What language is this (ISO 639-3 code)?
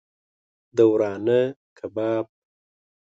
pus